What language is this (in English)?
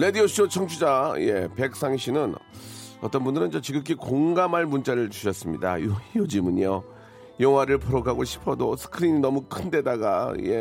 Korean